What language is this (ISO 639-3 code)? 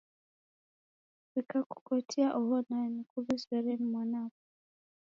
dav